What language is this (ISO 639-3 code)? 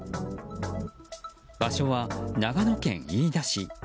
jpn